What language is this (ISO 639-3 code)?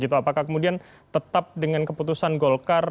ind